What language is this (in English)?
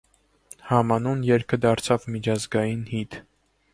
Armenian